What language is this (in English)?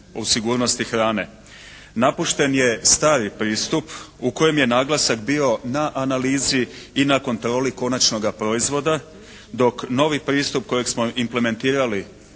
Croatian